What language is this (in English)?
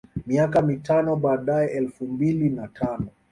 Swahili